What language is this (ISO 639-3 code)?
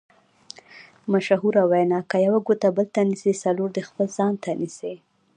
pus